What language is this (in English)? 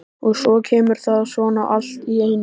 Icelandic